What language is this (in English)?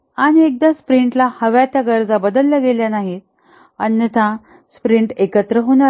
Marathi